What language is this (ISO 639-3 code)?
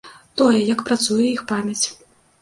bel